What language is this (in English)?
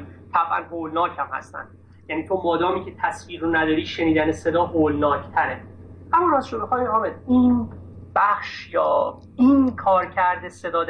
Persian